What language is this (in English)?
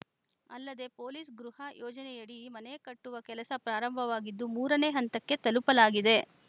Kannada